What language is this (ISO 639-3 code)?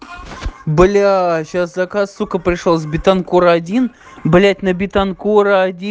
rus